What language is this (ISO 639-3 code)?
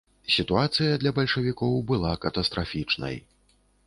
bel